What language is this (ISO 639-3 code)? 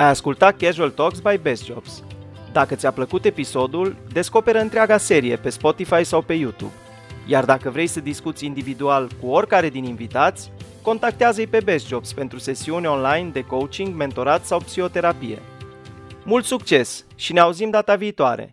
ron